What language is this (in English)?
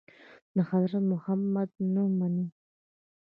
Pashto